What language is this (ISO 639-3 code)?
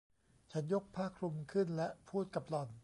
tha